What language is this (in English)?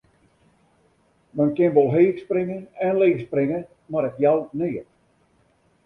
Western Frisian